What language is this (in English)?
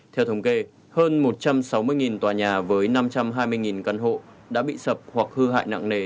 Vietnamese